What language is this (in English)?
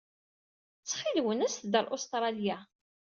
Kabyle